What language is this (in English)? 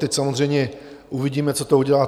Czech